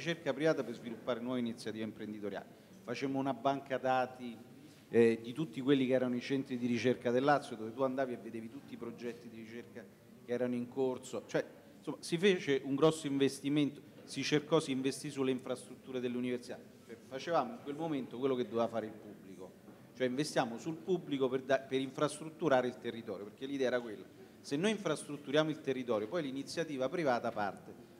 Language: Italian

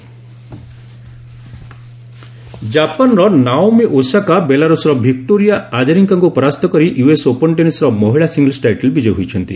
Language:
Odia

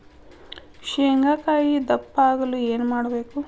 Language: Kannada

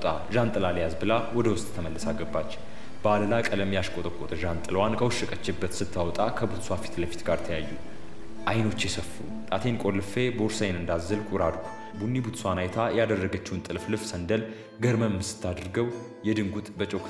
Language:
Amharic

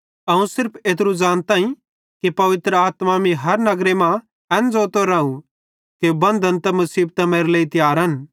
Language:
Bhadrawahi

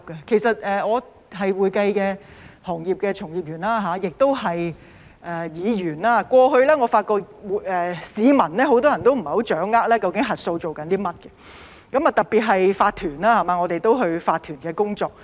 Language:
Cantonese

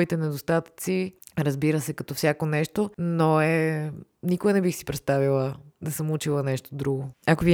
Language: Bulgarian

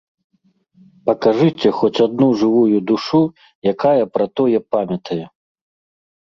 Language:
Belarusian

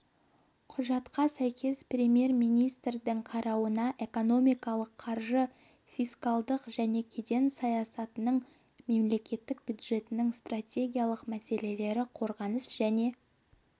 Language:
Kazakh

